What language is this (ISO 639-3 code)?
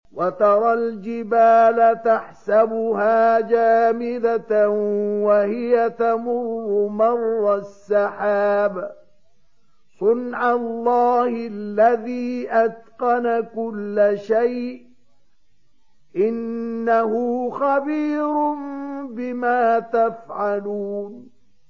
ara